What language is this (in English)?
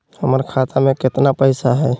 Magahi